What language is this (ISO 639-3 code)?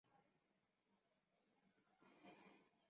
zho